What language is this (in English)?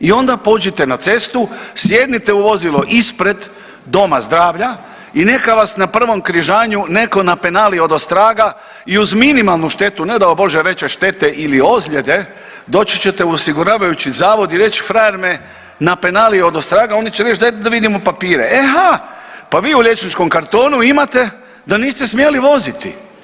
Croatian